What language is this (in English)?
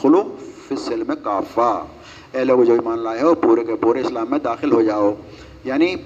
Urdu